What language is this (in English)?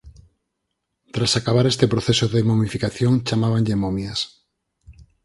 Galician